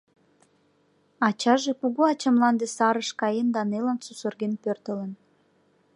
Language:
Mari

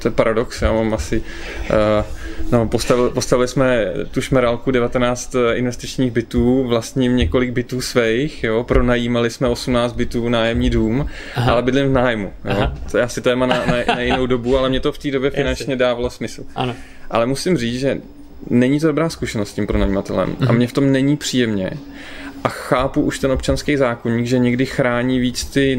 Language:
Czech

